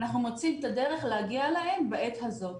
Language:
Hebrew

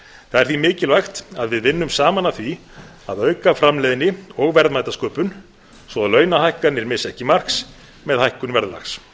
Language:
Icelandic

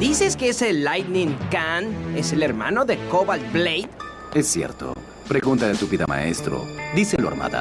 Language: Spanish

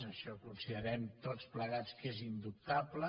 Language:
Catalan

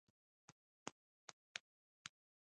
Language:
Pashto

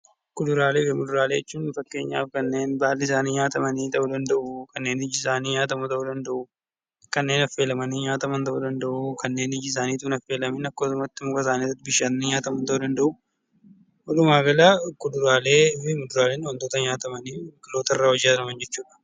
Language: Oromo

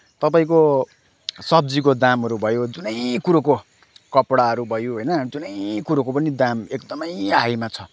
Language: Nepali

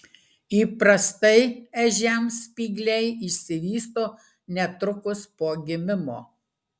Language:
Lithuanian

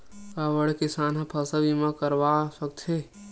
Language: Chhattisgarhi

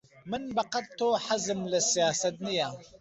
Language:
Central Kurdish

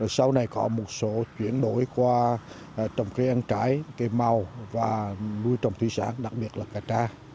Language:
Vietnamese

